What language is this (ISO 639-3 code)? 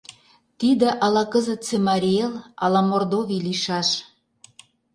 chm